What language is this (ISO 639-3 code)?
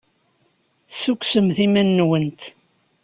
kab